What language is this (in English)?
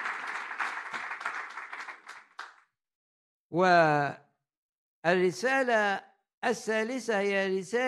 Arabic